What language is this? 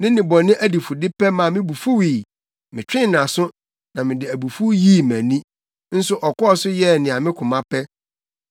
Akan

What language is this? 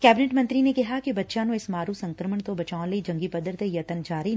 Punjabi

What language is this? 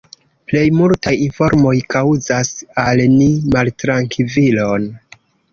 Esperanto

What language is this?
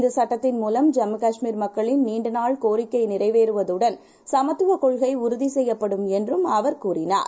Tamil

